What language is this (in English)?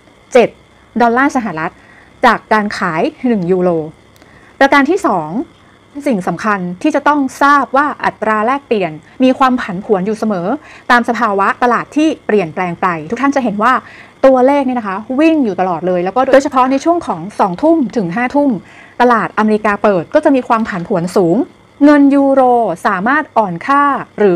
Thai